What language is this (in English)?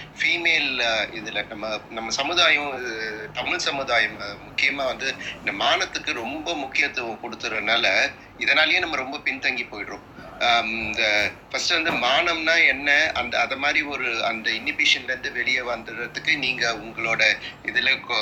Tamil